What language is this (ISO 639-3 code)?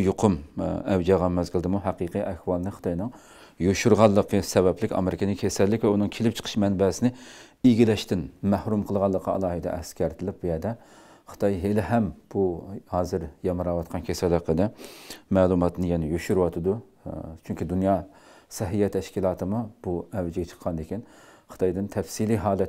tur